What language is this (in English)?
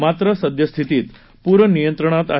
Marathi